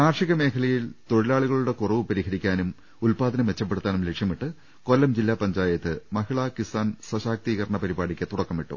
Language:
Malayalam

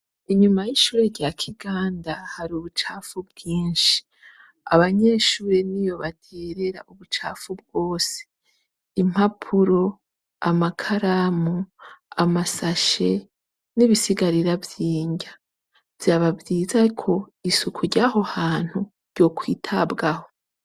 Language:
Rundi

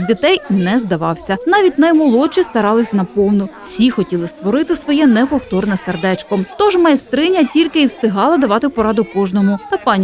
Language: Ukrainian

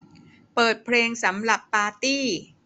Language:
Thai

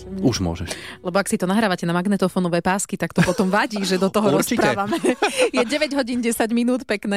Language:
Slovak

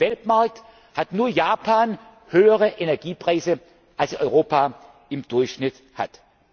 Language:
German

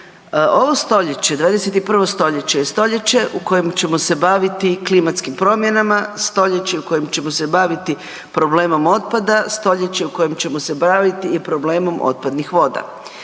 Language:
Croatian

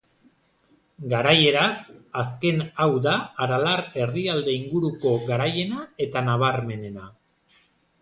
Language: Basque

